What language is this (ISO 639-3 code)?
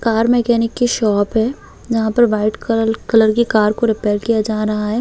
hin